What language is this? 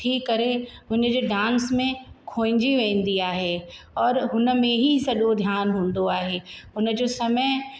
Sindhi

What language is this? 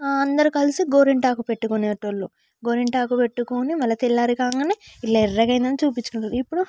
Telugu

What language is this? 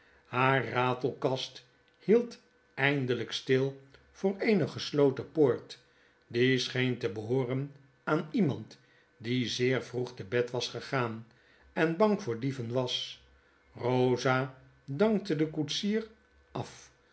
Dutch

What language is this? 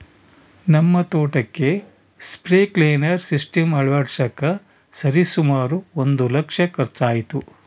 Kannada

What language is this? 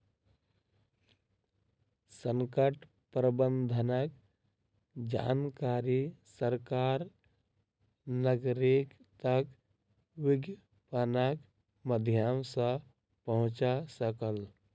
Maithili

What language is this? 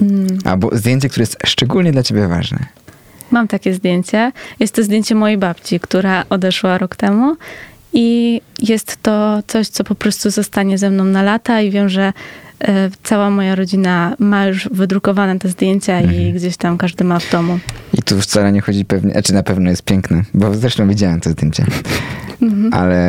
Polish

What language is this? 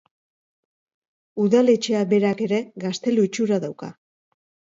Basque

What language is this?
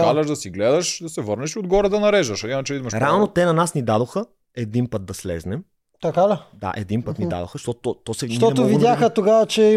Bulgarian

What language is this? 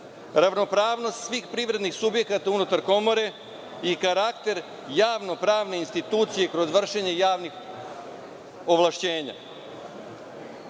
Serbian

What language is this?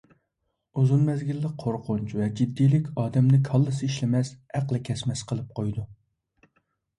Uyghur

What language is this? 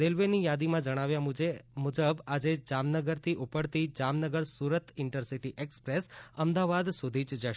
Gujarati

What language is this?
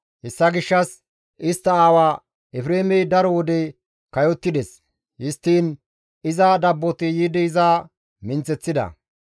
Gamo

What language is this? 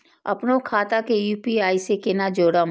Maithili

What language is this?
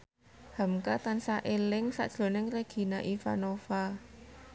Javanese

